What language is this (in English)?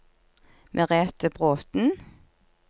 Norwegian